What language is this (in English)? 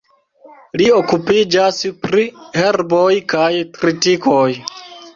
Esperanto